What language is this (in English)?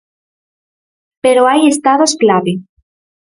Galician